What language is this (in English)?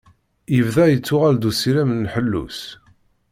Kabyle